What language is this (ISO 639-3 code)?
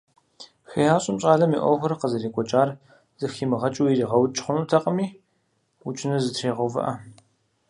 kbd